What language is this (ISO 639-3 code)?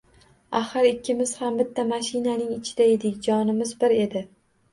uzb